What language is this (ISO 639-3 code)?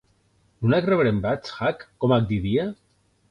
oci